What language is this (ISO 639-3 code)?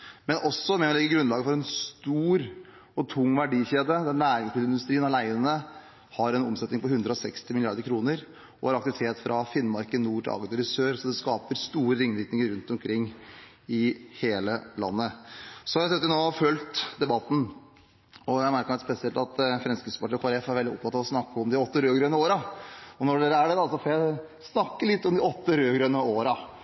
nob